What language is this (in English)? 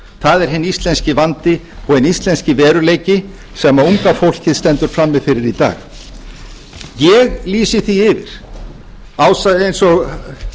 Icelandic